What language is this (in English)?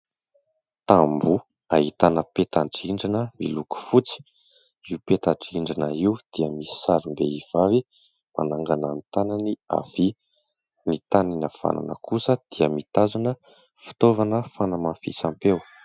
Malagasy